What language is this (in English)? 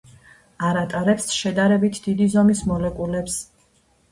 Georgian